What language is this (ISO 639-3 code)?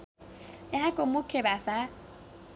nep